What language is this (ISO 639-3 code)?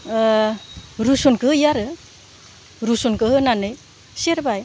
brx